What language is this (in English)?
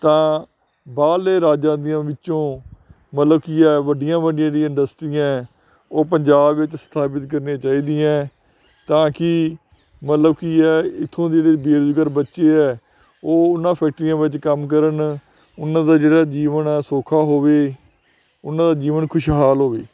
Punjabi